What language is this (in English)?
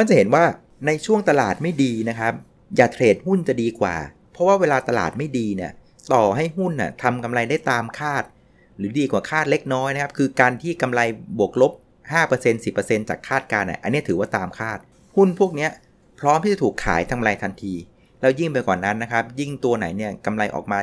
Thai